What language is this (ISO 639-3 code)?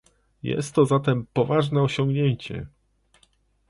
pol